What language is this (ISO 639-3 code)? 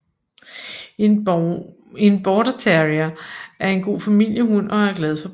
dan